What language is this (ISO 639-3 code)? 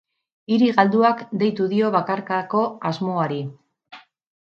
eus